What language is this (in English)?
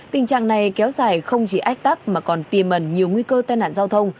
Vietnamese